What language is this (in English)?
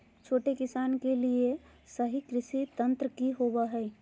Magahi